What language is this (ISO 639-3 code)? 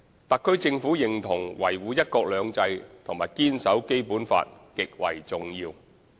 yue